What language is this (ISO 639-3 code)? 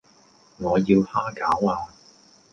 yue